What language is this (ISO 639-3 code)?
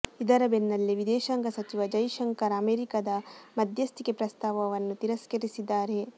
kan